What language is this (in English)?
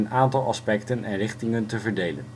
Dutch